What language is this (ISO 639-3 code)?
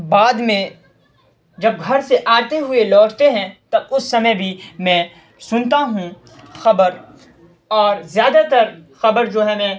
urd